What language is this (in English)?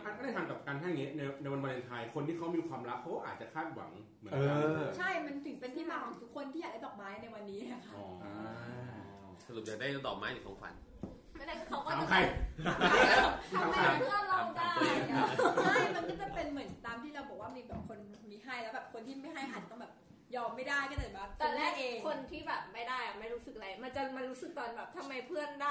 Thai